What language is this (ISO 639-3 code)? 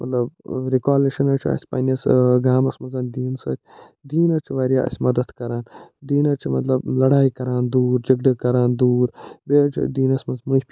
kas